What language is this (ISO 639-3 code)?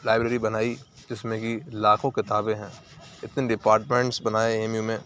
urd